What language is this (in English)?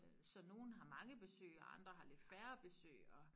Danish